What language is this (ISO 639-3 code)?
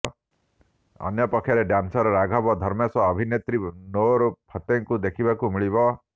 ori